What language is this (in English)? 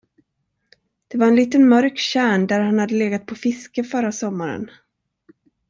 Swedish